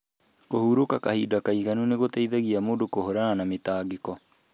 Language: Kikuyu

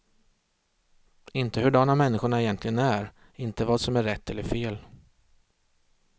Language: Swedish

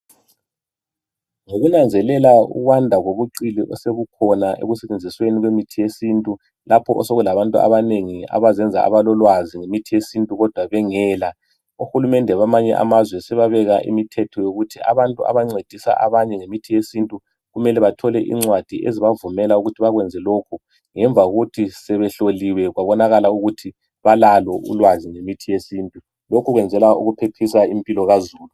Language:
North Ndebele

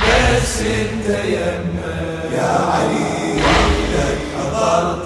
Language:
Arabic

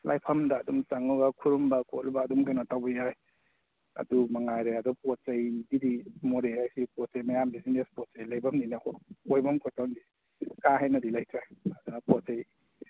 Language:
Manipuri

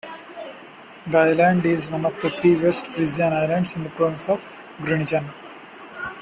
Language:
English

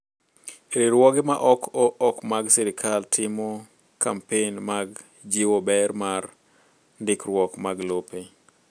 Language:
Luo (Kenya and Tanzania)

